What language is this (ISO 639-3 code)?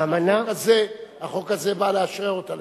heb